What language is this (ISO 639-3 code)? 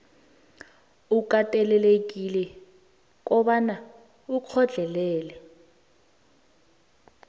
nbl